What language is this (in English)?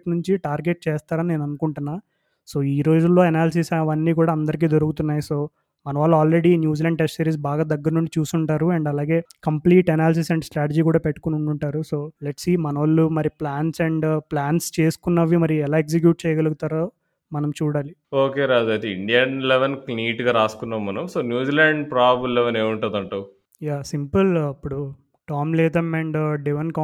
Telugu